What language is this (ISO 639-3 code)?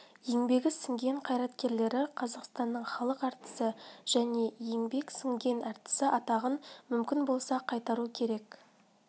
kaz